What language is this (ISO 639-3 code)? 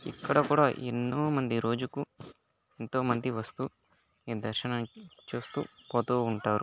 tel